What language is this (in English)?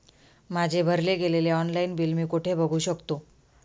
Marathi